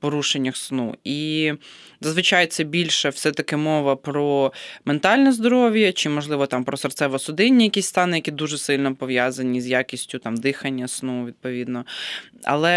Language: Ukrainian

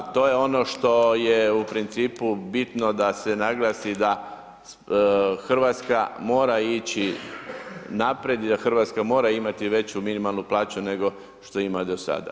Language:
Croatian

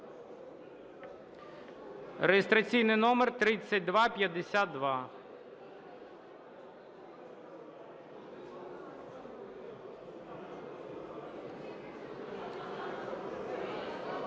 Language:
Ukrainian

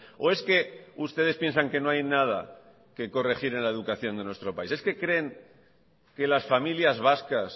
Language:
Spanish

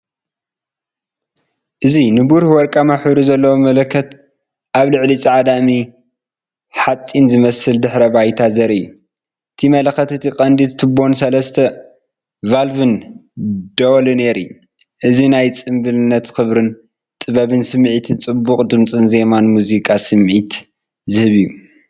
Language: Tigrinya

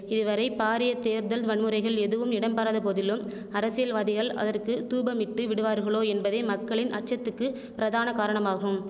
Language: Tamil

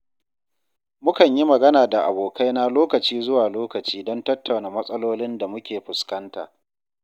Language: Hausa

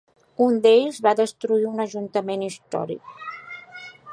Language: Catalan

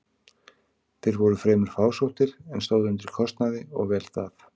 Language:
Icelandic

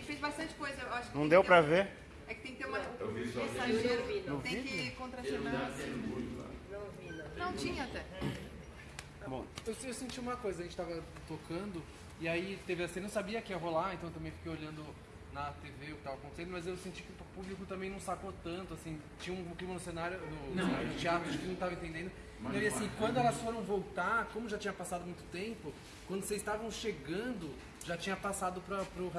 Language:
Portuguese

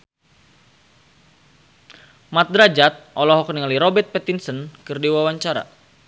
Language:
Sundanese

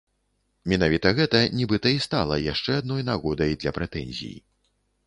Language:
Belarusian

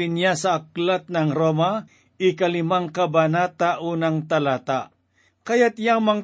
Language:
Filipino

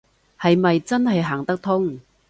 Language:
Cantonese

